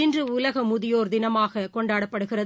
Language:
Tamil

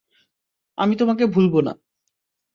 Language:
Bangla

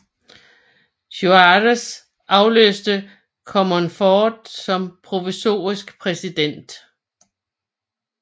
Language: Danish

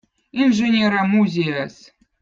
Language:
Votic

